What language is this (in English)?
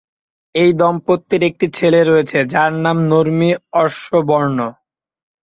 Bangla